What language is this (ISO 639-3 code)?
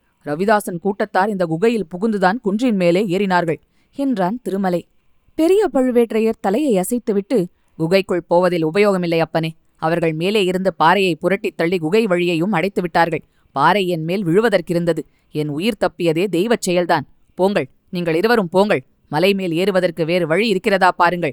tam